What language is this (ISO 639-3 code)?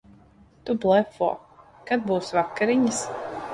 lav